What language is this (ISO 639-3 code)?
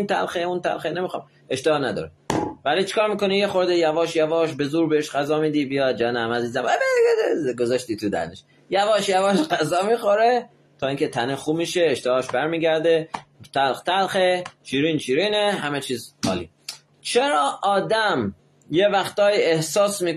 fas